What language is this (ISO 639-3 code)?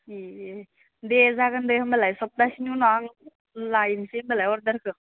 brx